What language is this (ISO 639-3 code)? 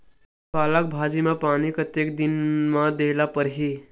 hne